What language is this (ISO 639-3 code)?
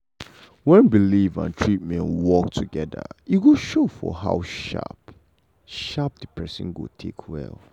pcm